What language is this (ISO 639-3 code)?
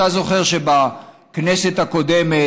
heb